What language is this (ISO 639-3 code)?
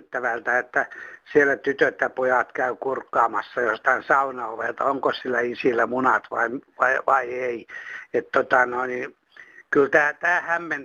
fin